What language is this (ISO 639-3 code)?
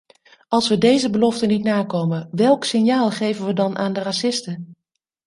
nld